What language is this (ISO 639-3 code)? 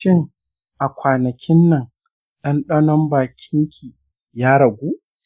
hau